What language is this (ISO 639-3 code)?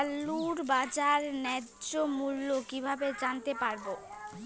ben